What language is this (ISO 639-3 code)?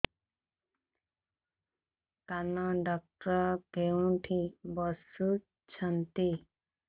ori